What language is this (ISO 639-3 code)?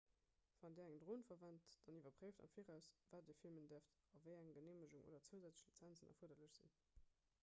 ltz